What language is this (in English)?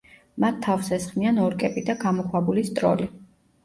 Georgian